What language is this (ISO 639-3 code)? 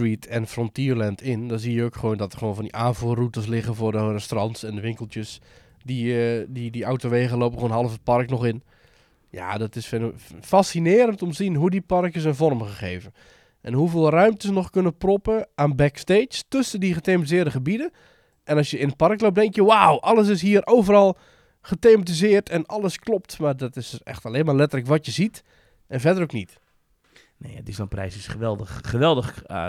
nld